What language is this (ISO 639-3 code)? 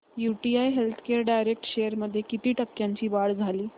mar